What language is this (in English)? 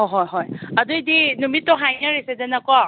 Manipuri